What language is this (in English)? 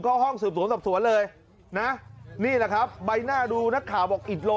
Thai